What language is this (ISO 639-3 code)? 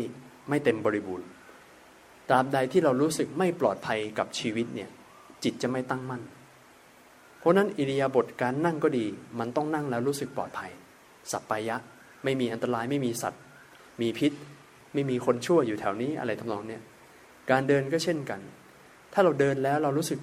tha